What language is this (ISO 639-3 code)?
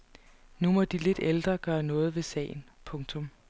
dan